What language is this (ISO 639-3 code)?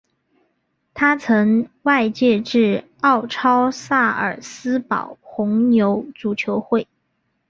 zho